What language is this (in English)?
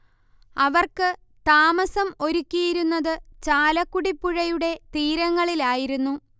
Malayalam